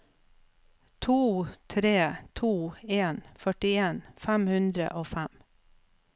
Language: Norwegian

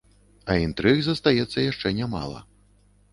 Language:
Belarusian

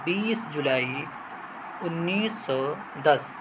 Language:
Urdu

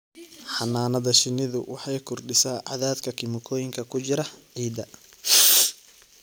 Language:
Somali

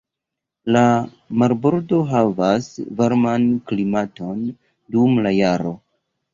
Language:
Esperanto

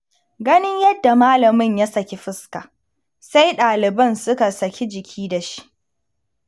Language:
Hausa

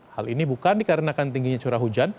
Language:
Indonesian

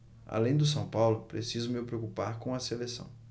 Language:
Portuguese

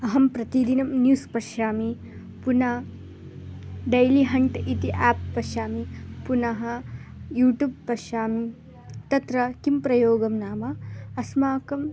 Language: Sanskrit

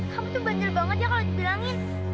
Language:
Indonesian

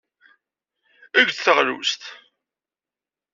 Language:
Kabyle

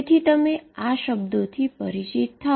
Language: Gujarati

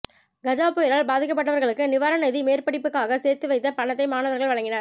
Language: Tamil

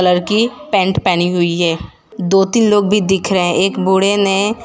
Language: Hindi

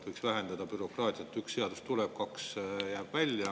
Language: Estonian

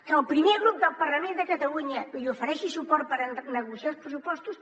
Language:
Catalan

